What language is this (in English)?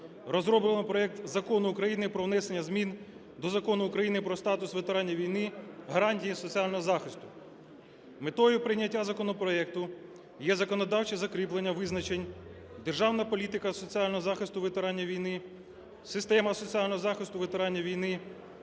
Ukrainian